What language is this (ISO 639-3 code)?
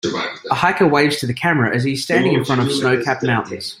eng